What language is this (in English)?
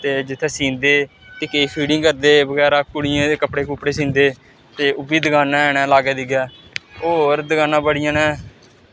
Dogri